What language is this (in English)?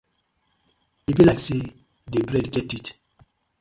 Nigerian Pidgin